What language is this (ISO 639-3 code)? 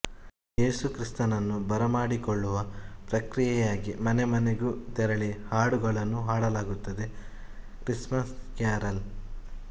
kan